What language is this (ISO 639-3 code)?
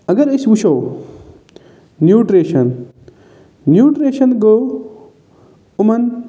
kas